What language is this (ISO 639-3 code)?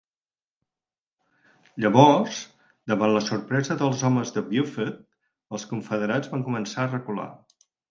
cat